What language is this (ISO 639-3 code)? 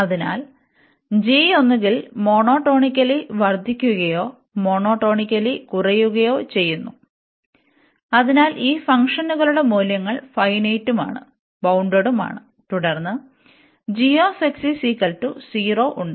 mal